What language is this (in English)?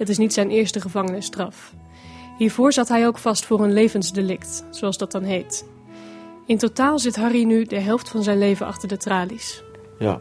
Dutch